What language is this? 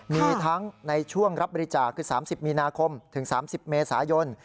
Thai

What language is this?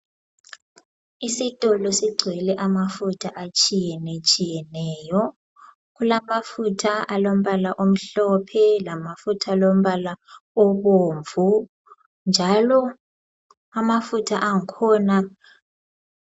North Ndebele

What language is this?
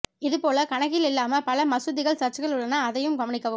Tamil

